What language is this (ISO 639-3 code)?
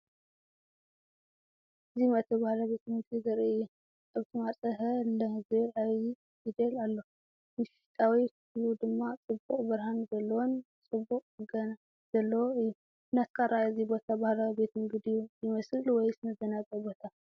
tir